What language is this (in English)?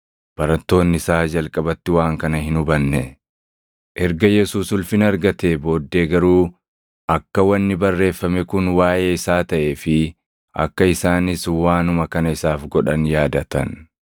Oromo